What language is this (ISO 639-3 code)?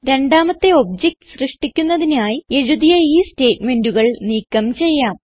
mal